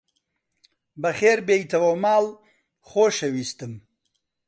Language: Central Kurdish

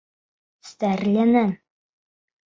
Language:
Bashkir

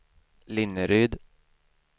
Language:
Swedish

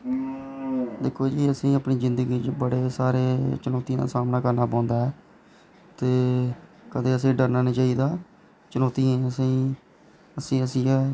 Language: Dogri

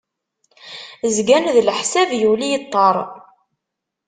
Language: Kabyle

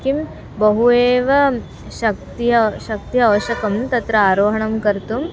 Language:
Sanskrit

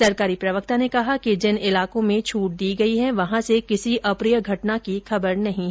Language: Hindi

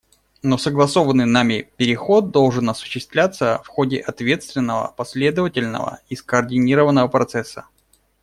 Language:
Russian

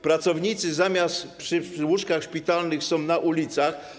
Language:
Polish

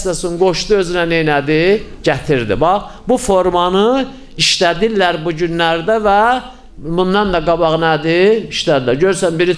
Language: Turkish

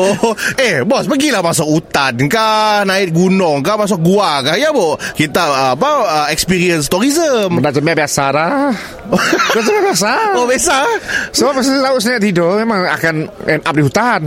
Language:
Malay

